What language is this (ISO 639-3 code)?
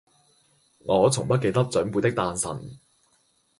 yue